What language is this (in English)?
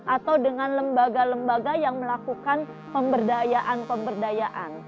Indonesian